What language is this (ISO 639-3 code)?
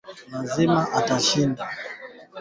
swa